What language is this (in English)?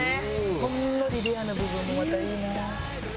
Japanese